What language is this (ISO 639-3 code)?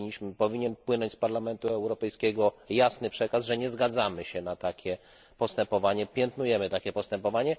pol